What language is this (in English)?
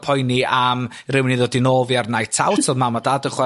Welsh